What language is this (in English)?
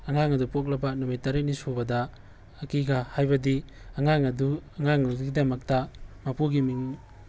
Manipuri